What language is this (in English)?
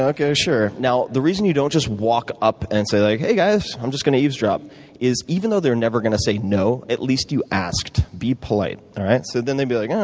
English